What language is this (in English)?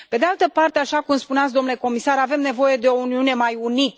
Romanian